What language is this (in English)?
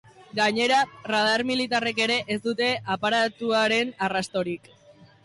Basque